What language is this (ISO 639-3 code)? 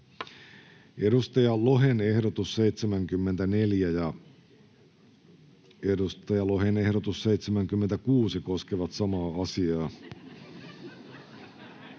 fin